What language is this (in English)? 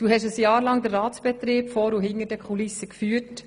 Swiss German